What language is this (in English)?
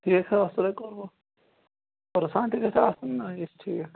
Kashmiri